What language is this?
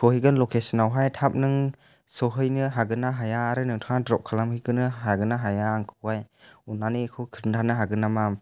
Bodo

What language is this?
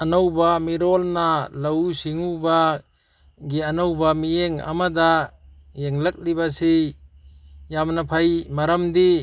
Manipuri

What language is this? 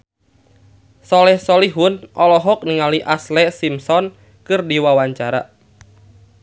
Sundanese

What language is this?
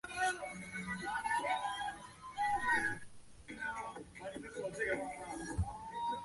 Chinese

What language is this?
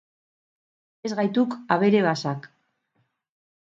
Basque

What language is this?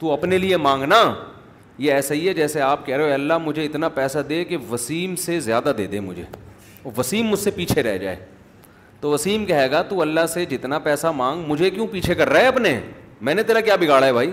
Urdu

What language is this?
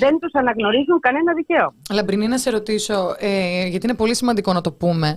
Greek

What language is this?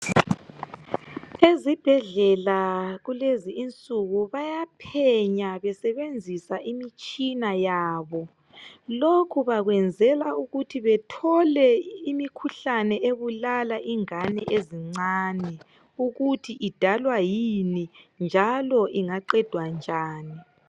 North Ndebele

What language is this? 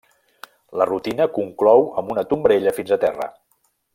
Catalan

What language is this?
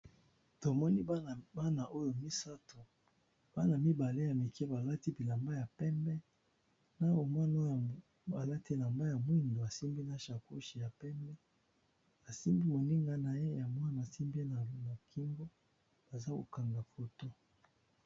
Lingala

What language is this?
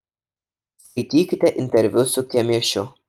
Lithuanian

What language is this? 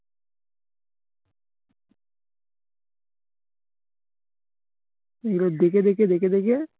Bangla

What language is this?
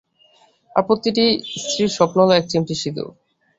Bangla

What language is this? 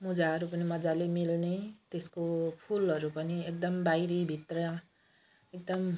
Nepali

